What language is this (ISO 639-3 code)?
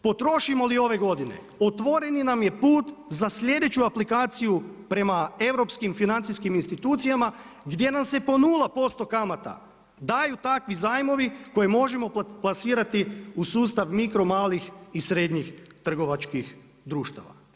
hrv